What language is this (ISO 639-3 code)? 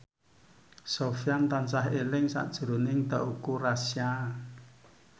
jav